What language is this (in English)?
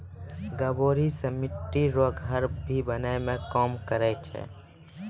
Maithili